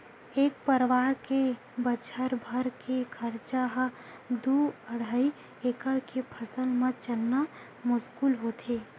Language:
Chhattisgarhi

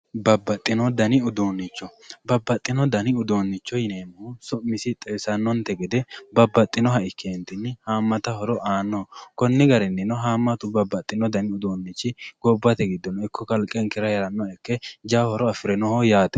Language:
Sidamo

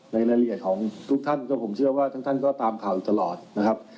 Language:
Thai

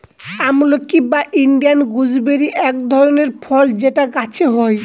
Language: Bangla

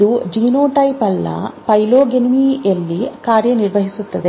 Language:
Kannada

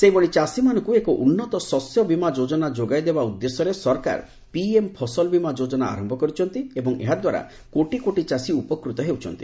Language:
Odia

